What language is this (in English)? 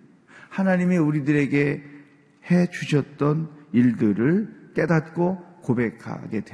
Korean